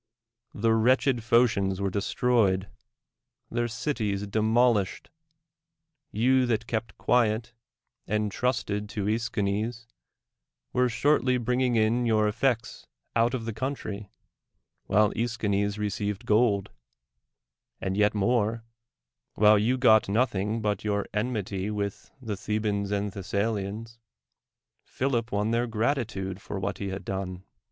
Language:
English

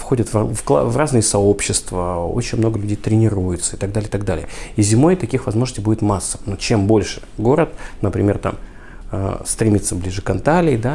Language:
Russian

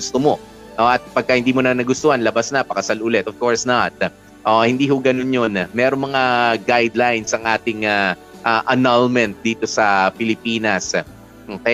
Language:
Filipino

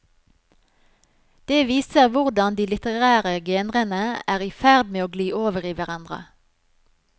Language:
Norwegian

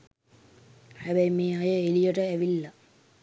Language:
Sinhala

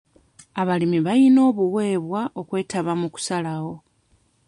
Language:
Ganda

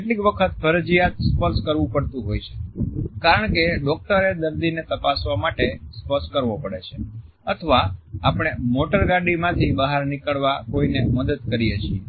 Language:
Gujarati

